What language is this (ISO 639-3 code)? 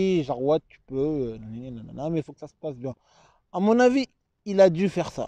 fra